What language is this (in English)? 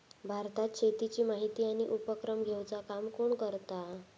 Marathi